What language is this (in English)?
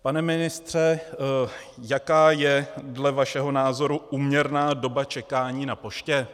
Czech